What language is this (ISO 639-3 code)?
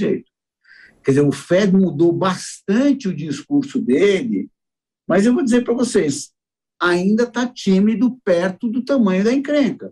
por